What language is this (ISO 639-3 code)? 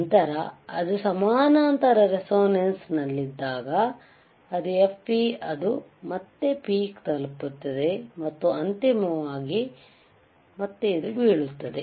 kan